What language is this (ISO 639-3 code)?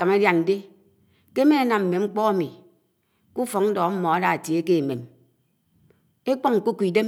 anw